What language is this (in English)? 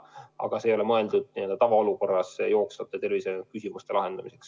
Estonian